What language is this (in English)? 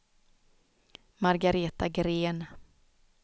Swedish